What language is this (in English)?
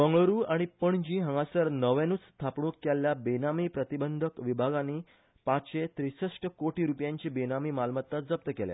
Konkani